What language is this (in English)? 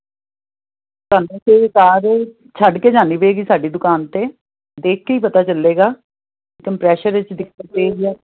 Punjabi